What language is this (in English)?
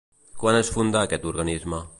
Catalan